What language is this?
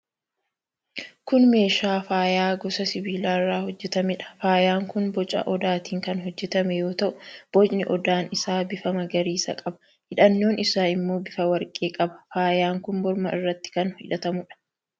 Oromo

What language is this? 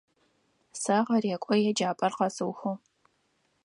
Adyghe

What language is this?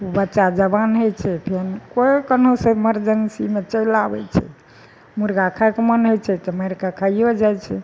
Maithili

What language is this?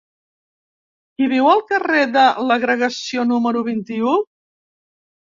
Catalan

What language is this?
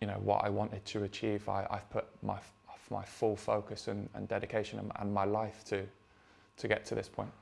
English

